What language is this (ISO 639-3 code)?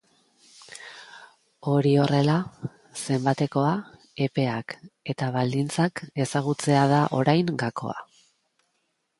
eus